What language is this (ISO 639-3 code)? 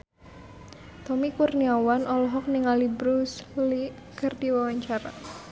sun